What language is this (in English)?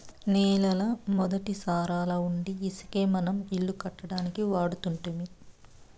Telugu